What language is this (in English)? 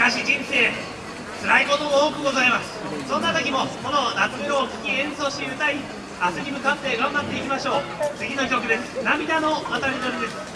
Japanese